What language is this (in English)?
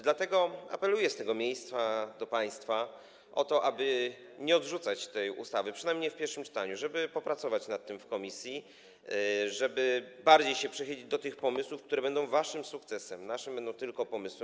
Polish